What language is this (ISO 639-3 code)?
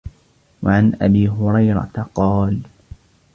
ara